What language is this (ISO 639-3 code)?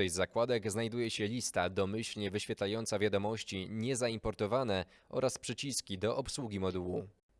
pol